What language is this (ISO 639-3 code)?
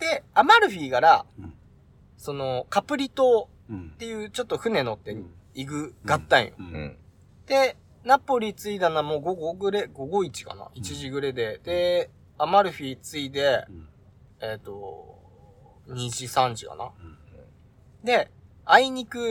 jpn